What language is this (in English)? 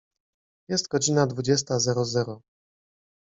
Polish